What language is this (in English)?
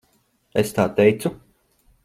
Latvian